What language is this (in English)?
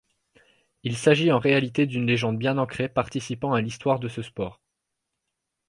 French